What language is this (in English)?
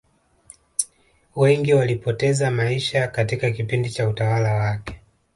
Swahili